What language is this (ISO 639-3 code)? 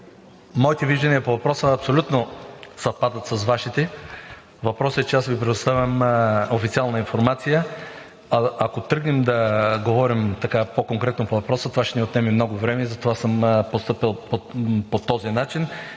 bul